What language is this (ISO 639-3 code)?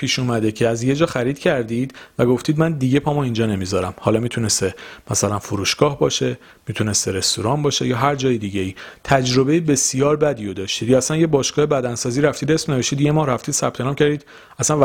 fas